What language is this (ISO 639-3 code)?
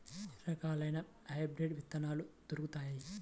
tel